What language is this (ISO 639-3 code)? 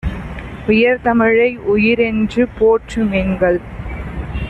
tam